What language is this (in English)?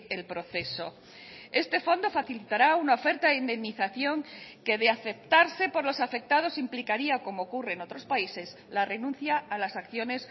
Spanish